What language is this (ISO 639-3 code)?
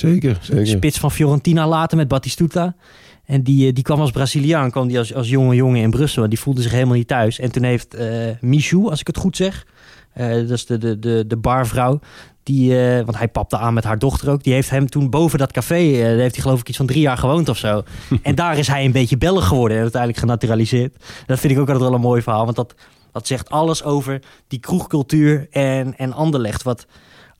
nld